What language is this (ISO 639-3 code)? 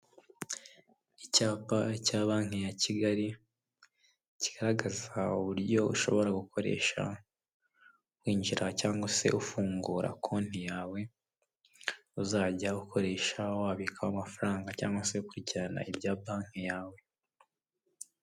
kin